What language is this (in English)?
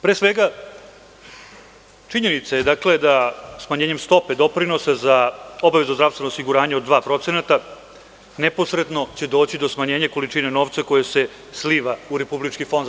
Serbian